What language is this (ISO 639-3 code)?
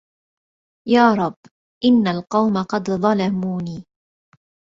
ara